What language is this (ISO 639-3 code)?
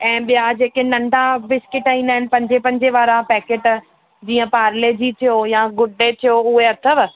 snd